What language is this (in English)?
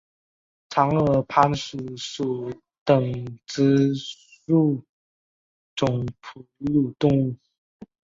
Chinese